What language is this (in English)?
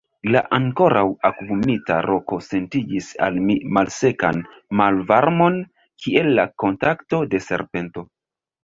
Esperanto